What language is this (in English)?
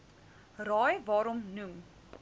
Afrikaans